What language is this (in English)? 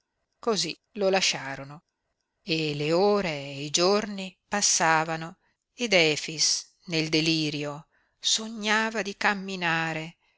Italian